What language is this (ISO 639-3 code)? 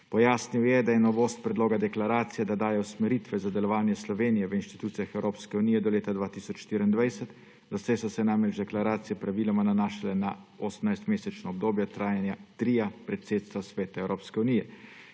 slv